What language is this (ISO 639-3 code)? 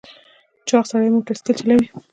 pus